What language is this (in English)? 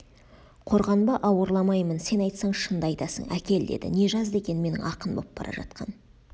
Kazakh